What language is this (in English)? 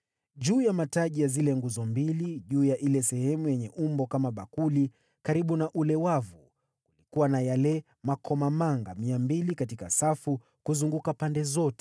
Swahili